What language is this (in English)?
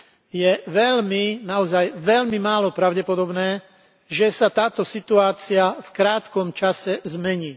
Slovak